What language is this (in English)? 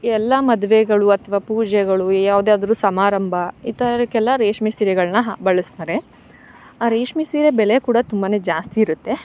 Kannada